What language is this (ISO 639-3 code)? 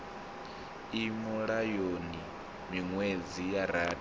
ven